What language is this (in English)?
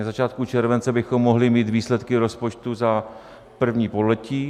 Czech